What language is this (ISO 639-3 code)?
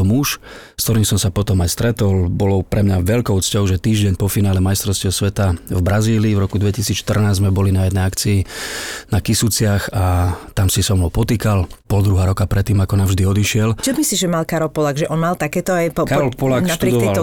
slk